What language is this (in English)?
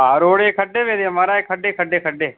Dogri